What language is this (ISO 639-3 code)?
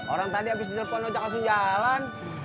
ind